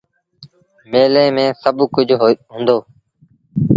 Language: Sindhi Bhil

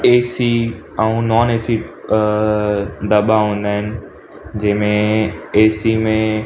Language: Sindhi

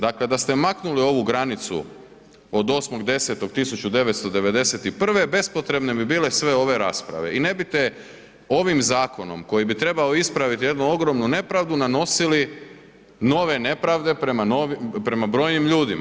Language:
Croatian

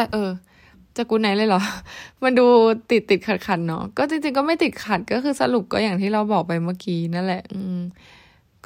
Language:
Thai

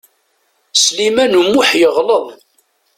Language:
Kabyle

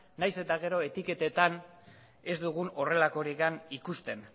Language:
Basque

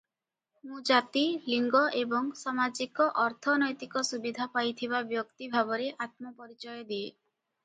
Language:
Odia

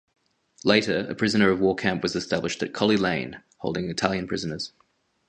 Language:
English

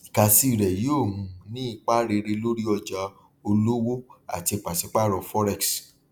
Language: Yoruba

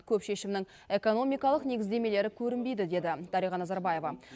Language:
Kazakh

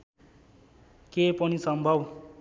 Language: Nepali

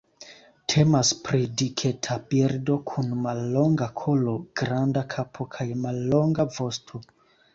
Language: Esperanto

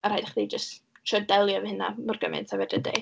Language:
Welsh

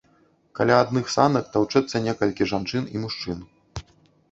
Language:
Belarusian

